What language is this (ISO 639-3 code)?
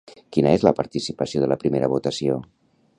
cat